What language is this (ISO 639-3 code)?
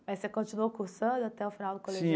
por